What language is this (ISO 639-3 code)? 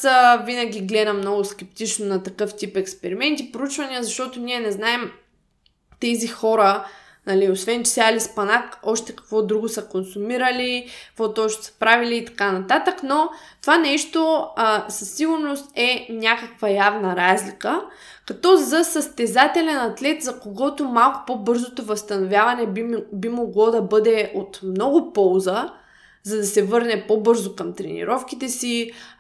bul